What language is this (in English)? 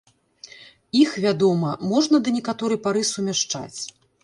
Belarusian